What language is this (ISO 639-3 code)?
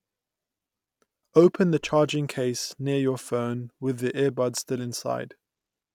eng